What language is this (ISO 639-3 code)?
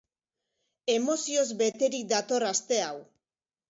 eus